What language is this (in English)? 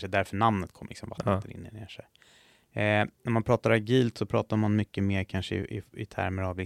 Swedish